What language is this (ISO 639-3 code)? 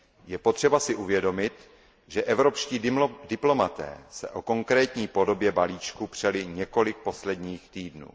ces